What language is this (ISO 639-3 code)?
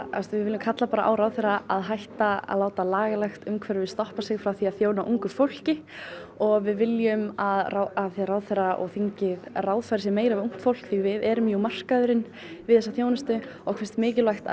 isl